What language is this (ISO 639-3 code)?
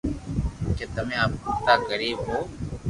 lrk